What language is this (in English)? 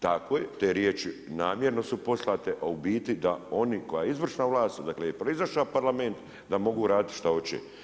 Croatian